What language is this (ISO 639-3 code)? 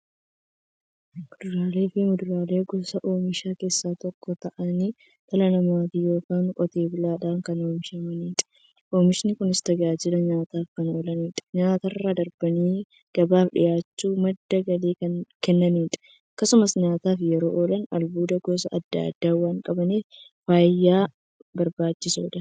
orm